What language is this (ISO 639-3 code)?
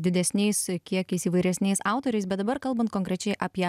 lit